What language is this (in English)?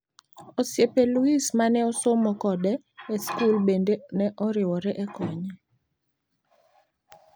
Luo (Kenya and Tanzania)